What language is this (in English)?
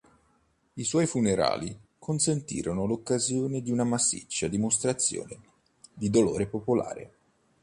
Italian